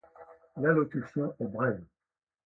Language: French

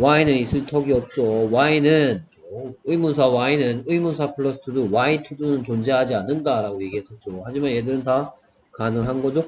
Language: Korean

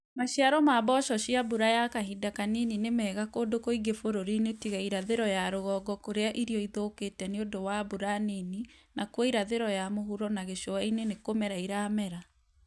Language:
Kikuyu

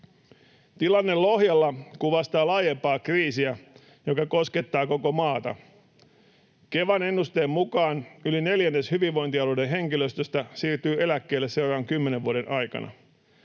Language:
Finnish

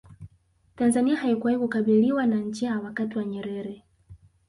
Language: Swahili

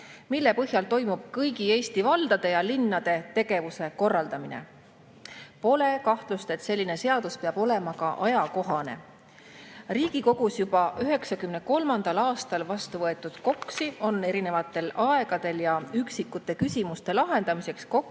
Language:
Estonian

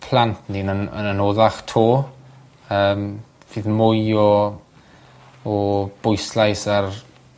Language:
Welsh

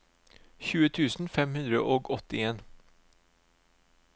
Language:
Norwegian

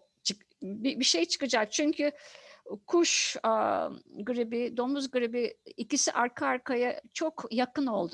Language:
Turkish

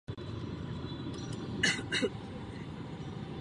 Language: Czech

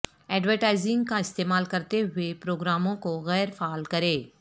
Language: Urdu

